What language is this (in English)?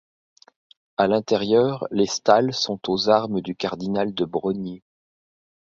French